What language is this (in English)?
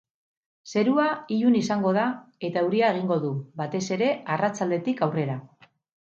Basque